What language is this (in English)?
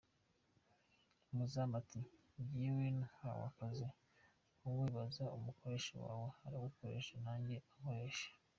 Kinyarwanda